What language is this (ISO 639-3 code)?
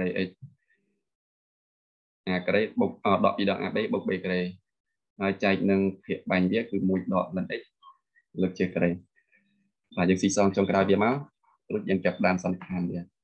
vie